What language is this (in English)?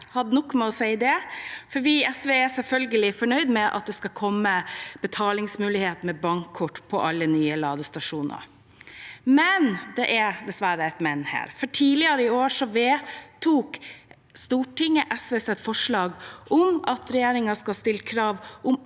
Norwegian